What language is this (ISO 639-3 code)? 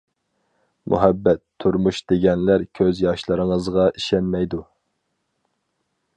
uig